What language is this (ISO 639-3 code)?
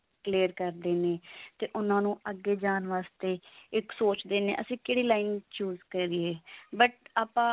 pan